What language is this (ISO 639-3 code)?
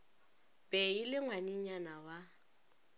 nso